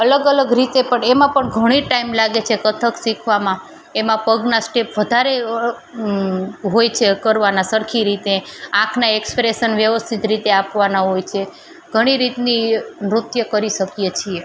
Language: Gujarati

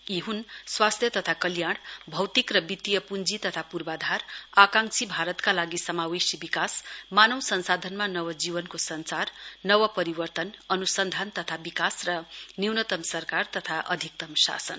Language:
Nepali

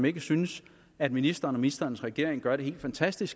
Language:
Danish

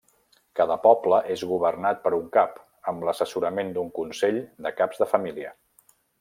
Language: Catalan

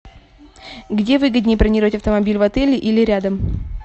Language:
Russian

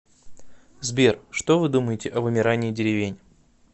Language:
Russian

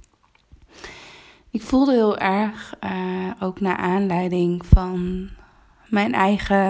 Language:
Dutch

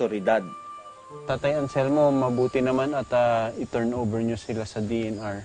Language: Filipino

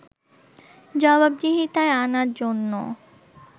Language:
Bangla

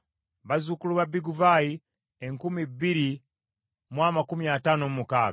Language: Ganda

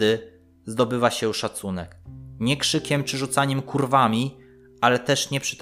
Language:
Polish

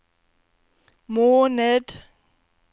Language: Norwegian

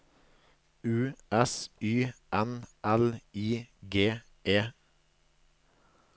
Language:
Norwegian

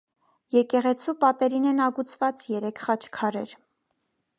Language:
Armenian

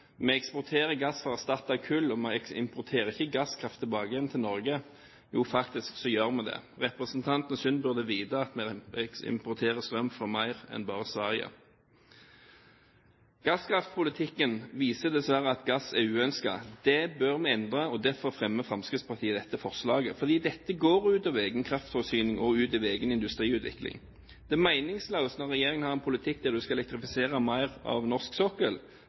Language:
Norwegian Bokmål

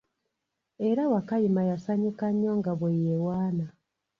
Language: Ganda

